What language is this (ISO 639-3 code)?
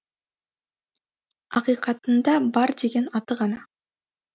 kaz